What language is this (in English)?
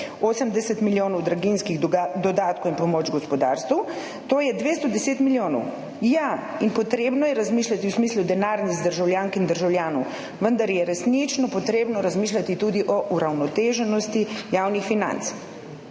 Slovenian